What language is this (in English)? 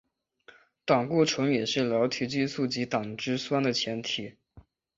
Chinese